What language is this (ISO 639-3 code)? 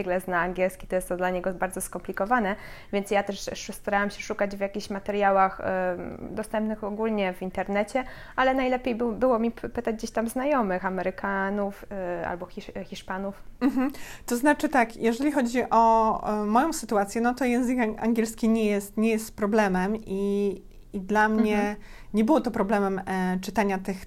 pol